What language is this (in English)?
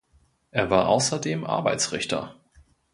German